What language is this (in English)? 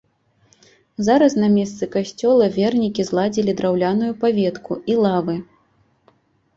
Belarusian